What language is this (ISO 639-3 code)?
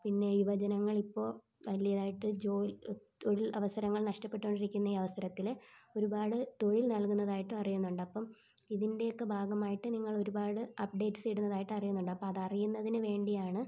mal